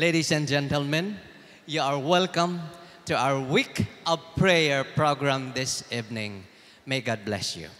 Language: English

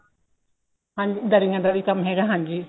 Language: Punjabi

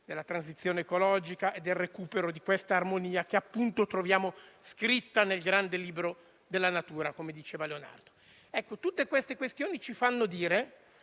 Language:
Italian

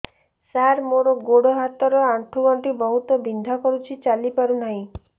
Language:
Odia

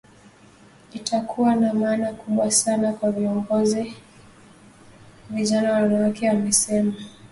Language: Swahili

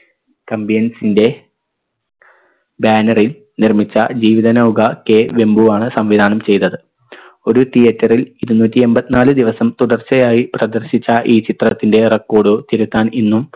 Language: Malayalam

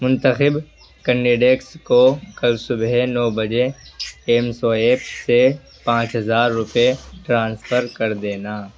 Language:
Urdu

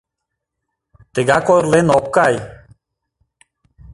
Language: Mari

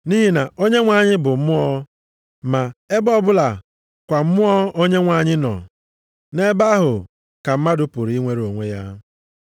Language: Igbo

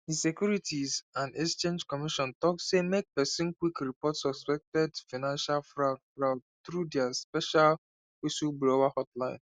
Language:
Nigerian Pidgin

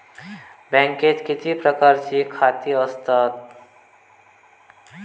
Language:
Marathi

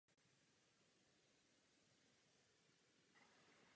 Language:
Czech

